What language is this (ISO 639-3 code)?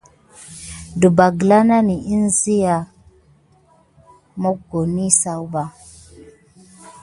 gid